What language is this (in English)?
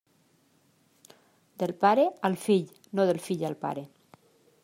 Catalan